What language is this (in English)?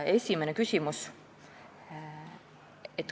Estonian